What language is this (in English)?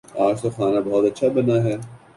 Urdu